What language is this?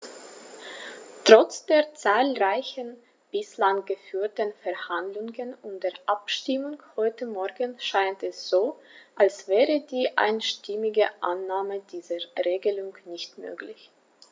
German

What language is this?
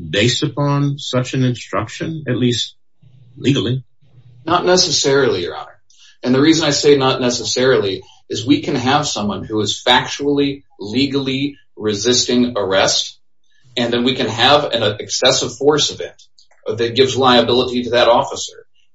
English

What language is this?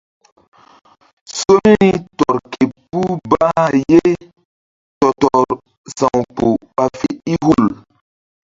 Mbum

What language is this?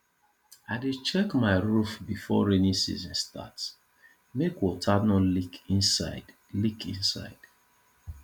Nigerian Pidgin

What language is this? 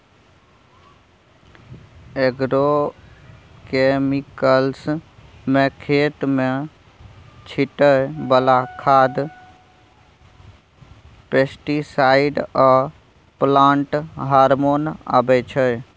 Maithili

